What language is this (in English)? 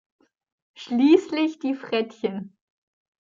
German